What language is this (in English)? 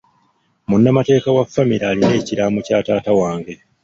Ganda